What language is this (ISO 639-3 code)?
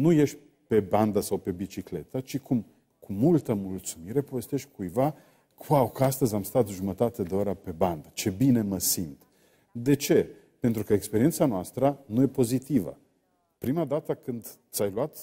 ron